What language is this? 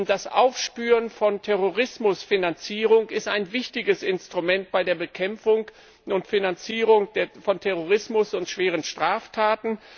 German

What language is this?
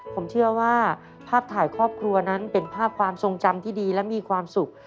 Thai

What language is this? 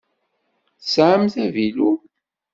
Kabyle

